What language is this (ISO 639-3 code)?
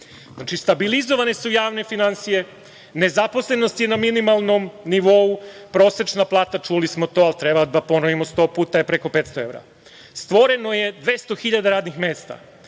srp